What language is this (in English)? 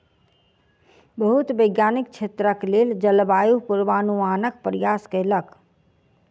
Maithili